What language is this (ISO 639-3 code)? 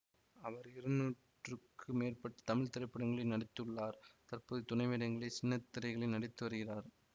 tam